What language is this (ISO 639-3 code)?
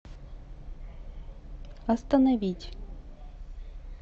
rus